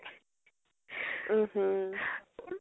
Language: Assamese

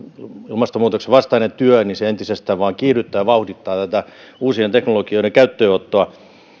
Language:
Finnish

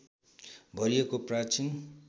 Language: Nepali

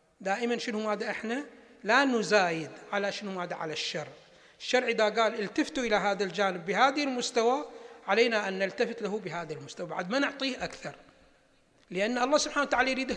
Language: Arabic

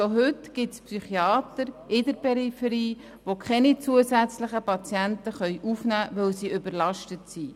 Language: Swiss German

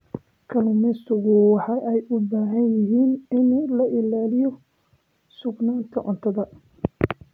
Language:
Somali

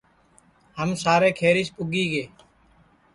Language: Sansi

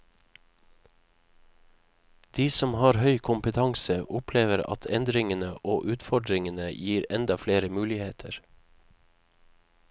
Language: Norwegian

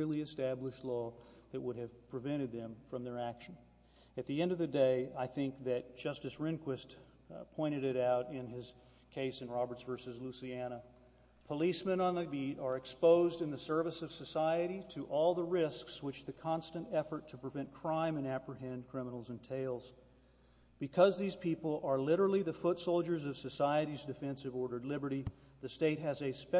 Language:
English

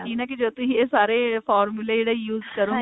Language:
Punjabi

